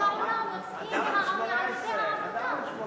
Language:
Hebrew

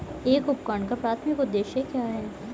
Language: Hindi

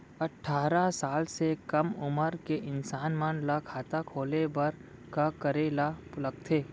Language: Chhattisgarhi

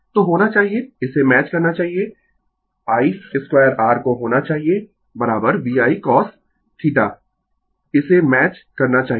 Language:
Hindi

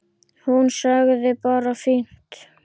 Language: Icelandic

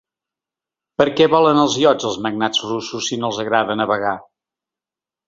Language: Catalan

